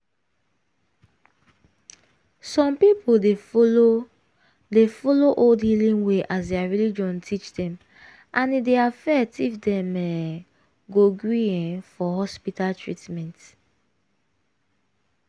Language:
Nigerian Pidgin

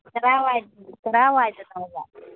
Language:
Manipuri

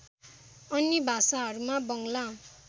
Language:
Nepali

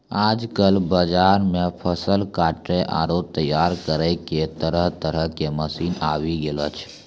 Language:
Maithili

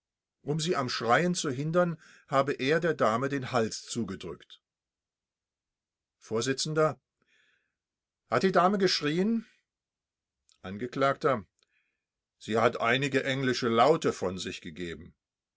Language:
German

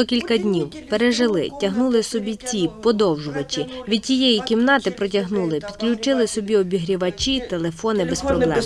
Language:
Ukrainian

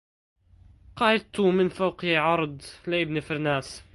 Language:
Arabic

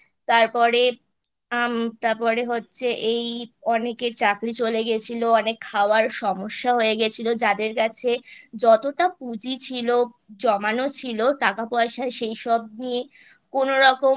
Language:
Bangla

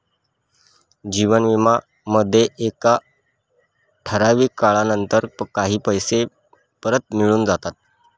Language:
Marathi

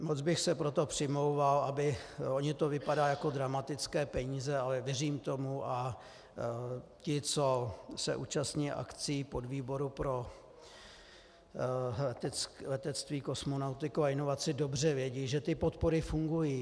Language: Czech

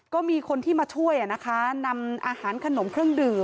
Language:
Thai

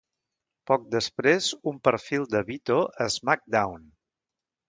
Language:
Catalan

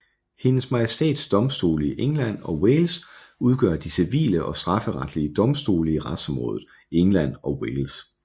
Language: Danish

